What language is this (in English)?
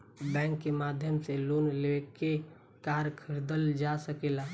Bhojpuri